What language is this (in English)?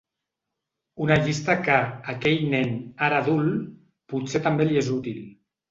Catalan